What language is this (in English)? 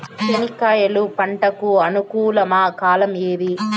Telugu